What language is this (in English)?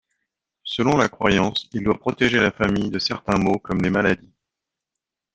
French